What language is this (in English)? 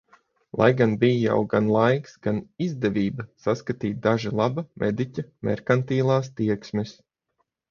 Latvian